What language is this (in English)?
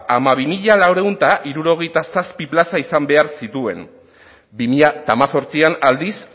Basque